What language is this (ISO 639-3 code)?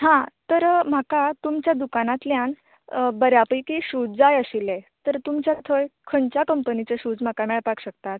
kok